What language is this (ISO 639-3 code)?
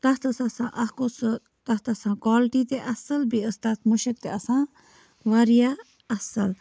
kas